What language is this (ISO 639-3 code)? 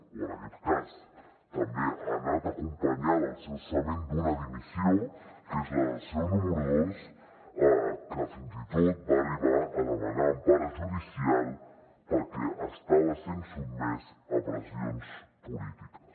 cat